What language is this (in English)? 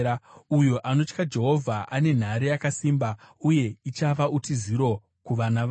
Shona